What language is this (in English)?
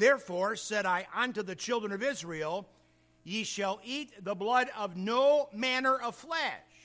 English